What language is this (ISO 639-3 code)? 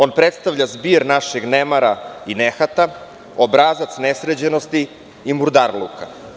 srp